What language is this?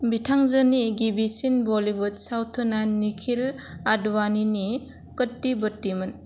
Bodo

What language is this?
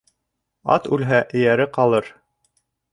Bashkir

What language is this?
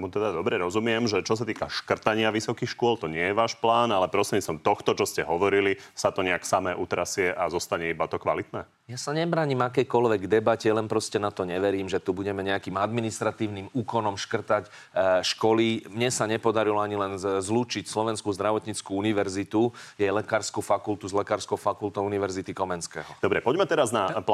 Slovak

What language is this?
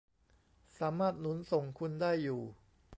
Thai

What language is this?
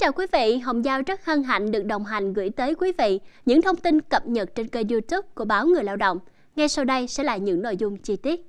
Vietnamese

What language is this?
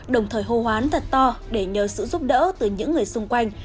Vietnamese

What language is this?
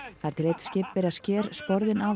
Icelandic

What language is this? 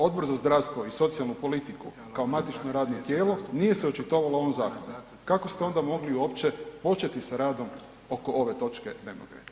Croatian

